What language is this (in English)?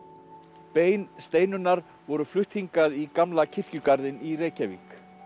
Icelandic